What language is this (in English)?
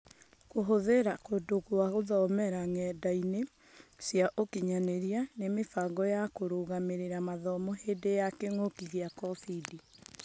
Kikuyu